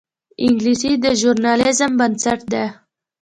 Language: Pashto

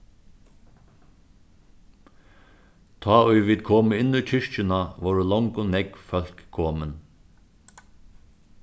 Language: Faroese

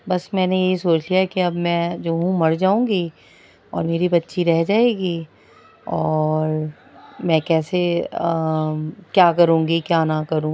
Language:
Urdu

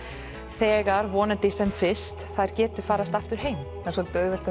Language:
Icelandic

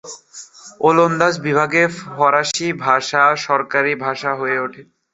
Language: Bangla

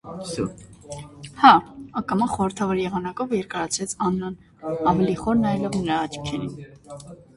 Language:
Armenian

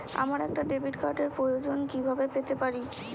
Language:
Bangla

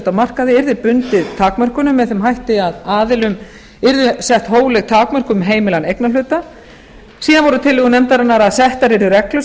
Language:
Icelandic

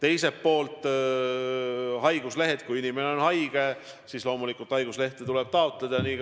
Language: Estonian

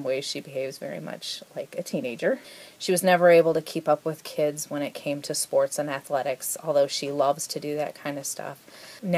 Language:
English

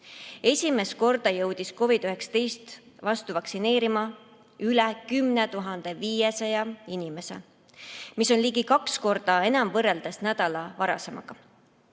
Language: Estonian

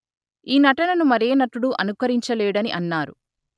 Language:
Telugu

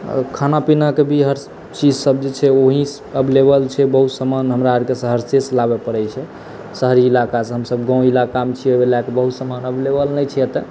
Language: Maithili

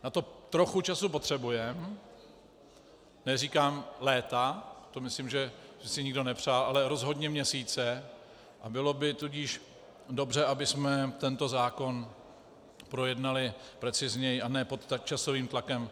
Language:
Czech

